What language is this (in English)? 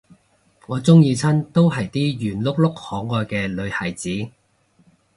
Cantonese